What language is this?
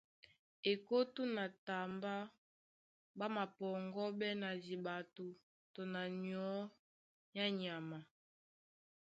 Duala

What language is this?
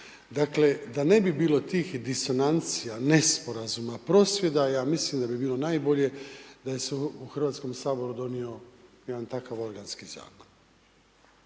Croatian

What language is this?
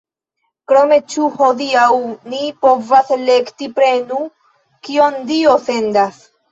Esperanto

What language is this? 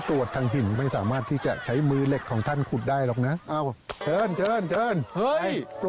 Thai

